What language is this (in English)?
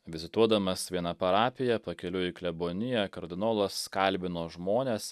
Lithuanian